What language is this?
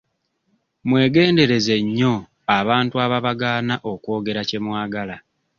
Ganda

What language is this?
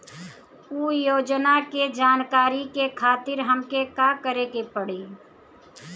Bhojpuri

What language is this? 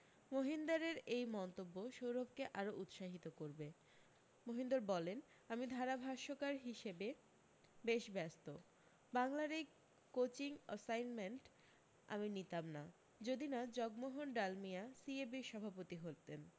Bangla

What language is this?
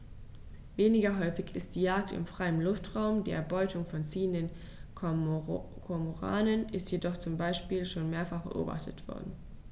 German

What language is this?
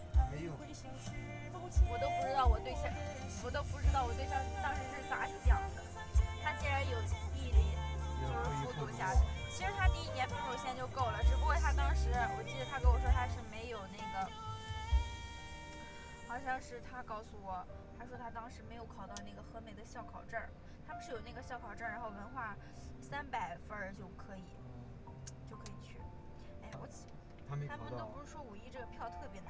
Chinese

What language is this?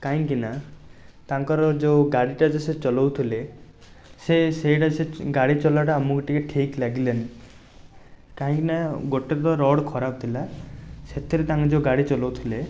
Odia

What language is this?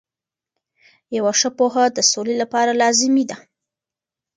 Pashto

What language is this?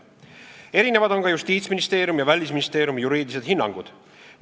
Estonian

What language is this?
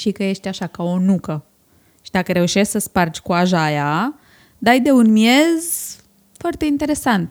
Romanian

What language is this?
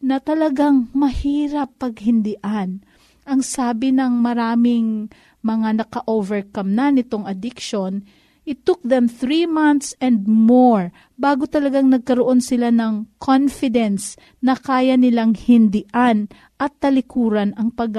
Filipino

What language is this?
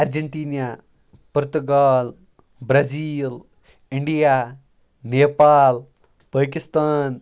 Kashmiri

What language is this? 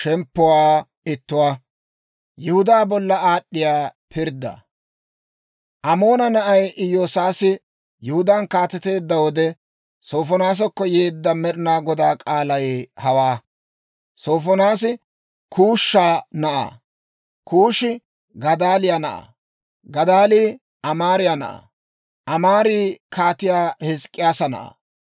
Dawro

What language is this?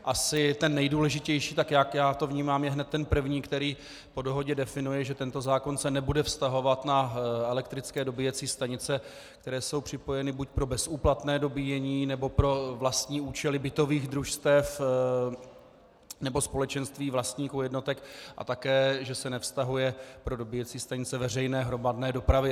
Czech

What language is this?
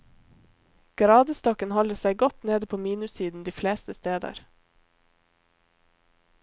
Norwegian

